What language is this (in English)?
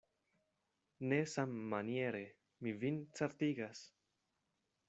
Esperanto